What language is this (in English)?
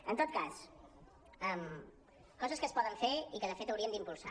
Catalan